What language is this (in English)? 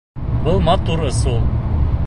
Bashkir